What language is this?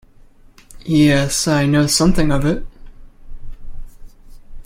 English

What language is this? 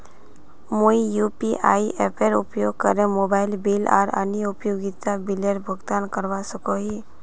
Magahi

